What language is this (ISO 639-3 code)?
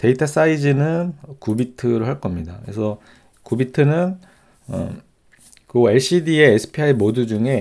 kor